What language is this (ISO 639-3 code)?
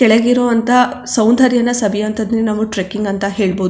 kan